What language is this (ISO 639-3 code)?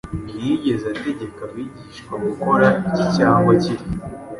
kin